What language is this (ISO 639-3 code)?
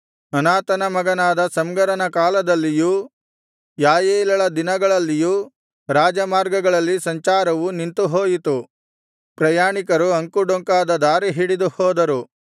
kan